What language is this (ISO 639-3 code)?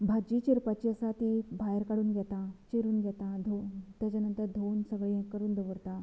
kok